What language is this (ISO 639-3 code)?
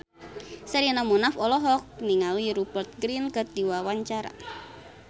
sun